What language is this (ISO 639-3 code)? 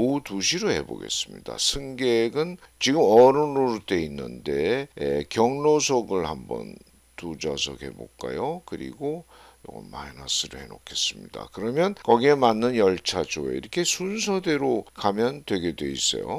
kor